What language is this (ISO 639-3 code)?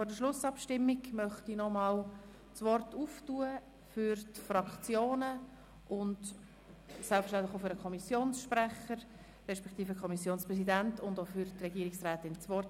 gsw